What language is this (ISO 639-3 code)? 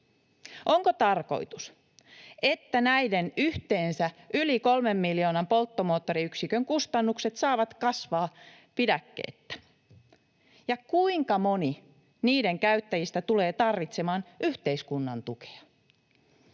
fin